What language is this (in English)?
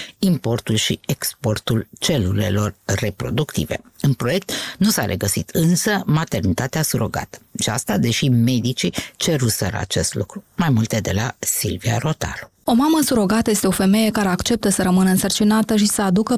Romanian